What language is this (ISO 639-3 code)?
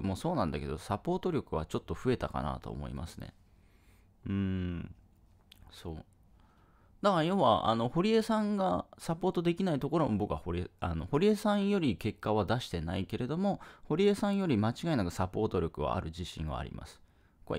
jpn